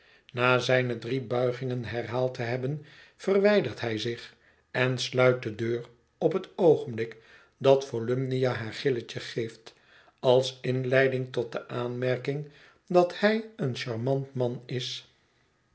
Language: Dutch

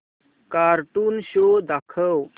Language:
Marathi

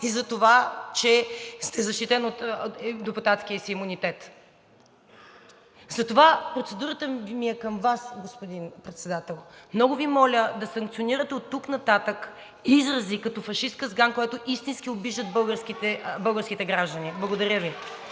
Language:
Bulgarian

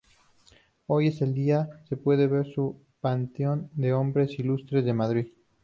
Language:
Spanish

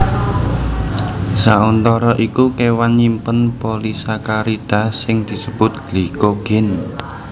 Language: Javanese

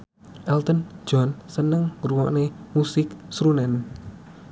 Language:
Javanese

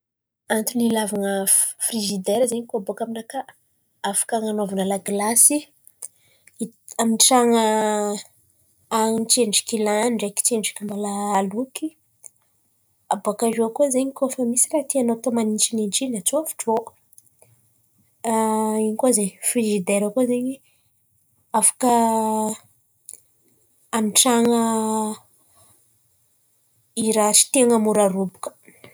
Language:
Antankarana Malagasy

